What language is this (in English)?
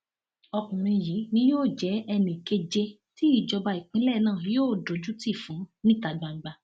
Yoruba